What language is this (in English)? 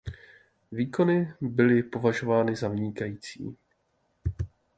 Czech